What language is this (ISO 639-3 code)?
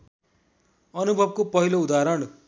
nep